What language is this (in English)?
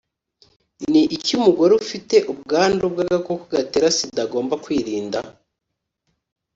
Kinyarwanda